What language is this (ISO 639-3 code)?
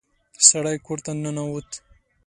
pus